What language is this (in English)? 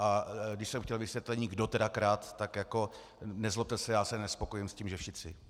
Czech